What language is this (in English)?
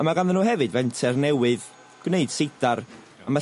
Welsh